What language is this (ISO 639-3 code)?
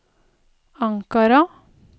nor